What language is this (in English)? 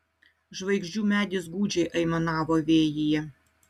Lithuanian